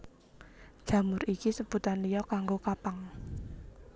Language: Javanese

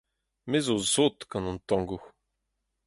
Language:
Breton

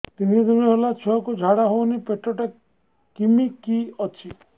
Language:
Odia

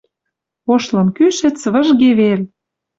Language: Western Mari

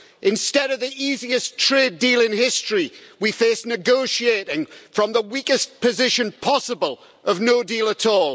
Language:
English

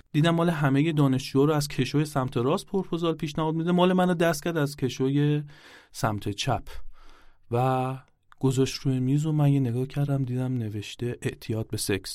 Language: Persian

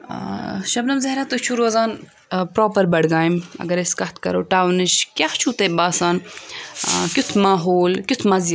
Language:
Kashmiri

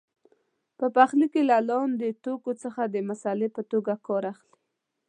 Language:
Pashto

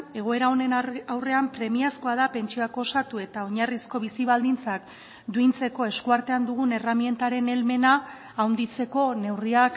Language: Basque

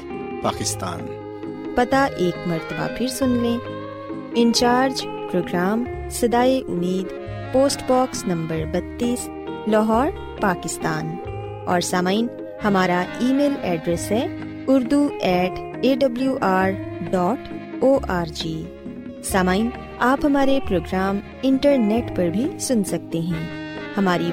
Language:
Urdu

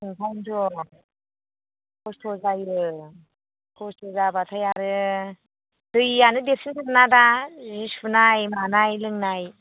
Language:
Bodo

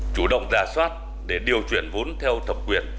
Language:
Vietnamese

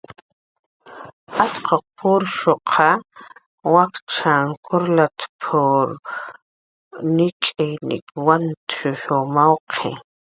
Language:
Jaqaru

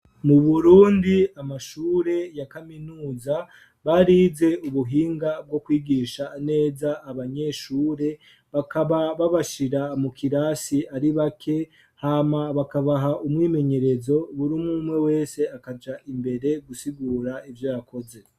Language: Rundi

